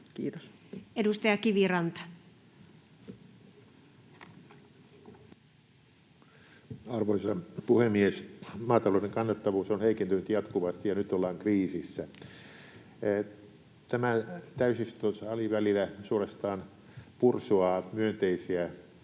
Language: Finnish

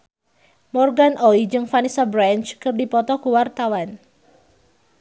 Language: Sundanese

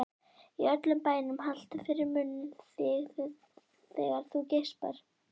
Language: Icelandic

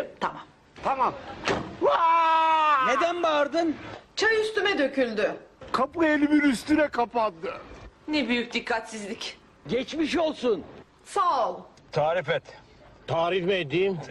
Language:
Turkish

